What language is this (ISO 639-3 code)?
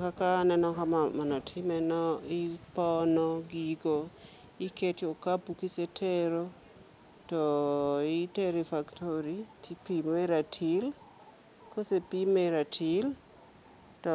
luo